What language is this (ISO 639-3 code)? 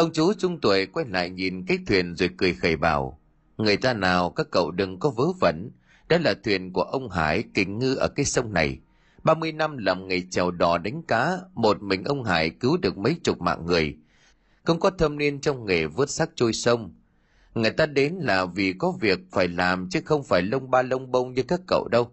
vie